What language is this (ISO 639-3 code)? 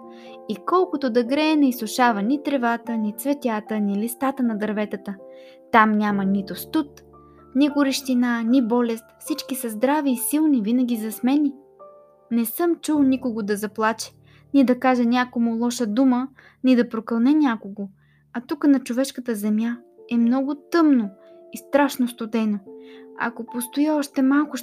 bul